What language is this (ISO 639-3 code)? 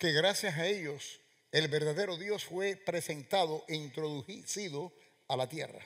spa